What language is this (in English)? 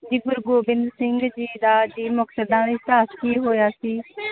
Punjabi